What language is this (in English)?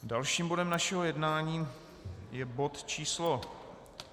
Czech